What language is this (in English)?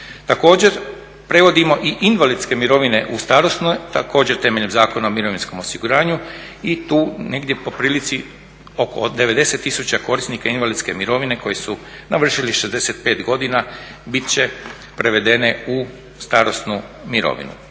Croatian